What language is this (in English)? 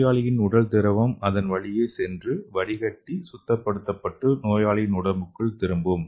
Tamil